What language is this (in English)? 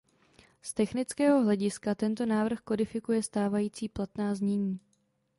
Czech